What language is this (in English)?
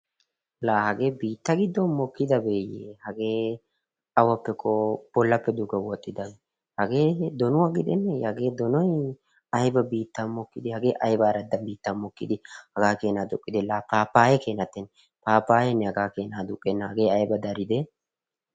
Wolaytta